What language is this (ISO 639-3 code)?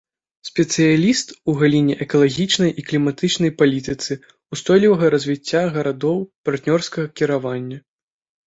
bel